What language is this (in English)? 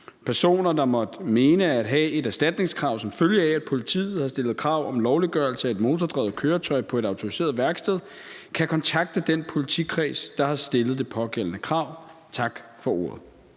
Danish